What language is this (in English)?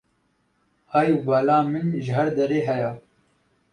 Kurdish